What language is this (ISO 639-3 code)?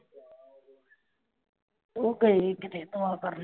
pan